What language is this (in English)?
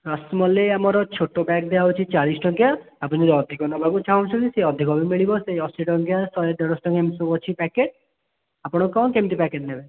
Odia